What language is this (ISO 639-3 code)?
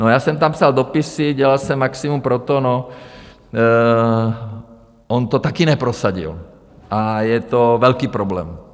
ces